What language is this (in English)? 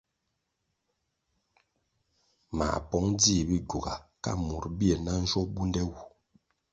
Kwasio